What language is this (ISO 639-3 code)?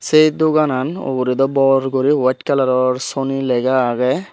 ccp